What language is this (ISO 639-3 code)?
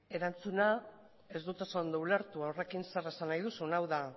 eus